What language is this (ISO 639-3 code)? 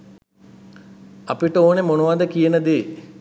sin